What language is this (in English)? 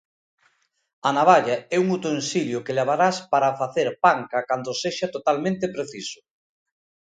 Galician